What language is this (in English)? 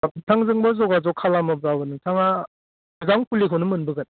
Bodo